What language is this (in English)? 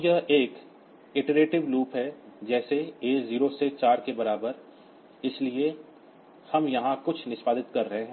Hindi